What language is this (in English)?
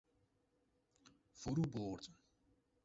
Persian